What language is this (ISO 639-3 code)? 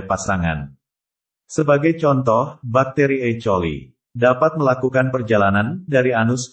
ind